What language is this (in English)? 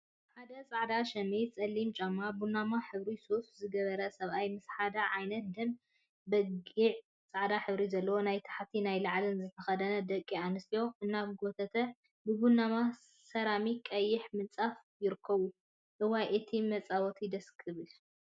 Tigrinya